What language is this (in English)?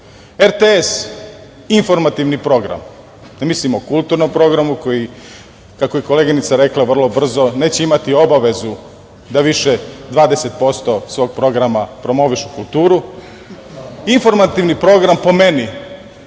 Serbian